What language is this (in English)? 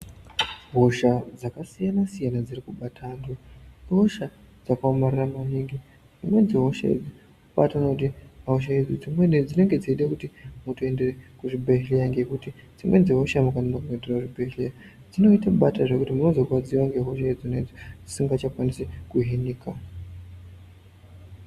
Ndau